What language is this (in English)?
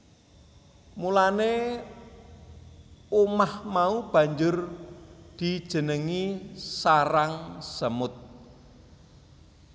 Javanese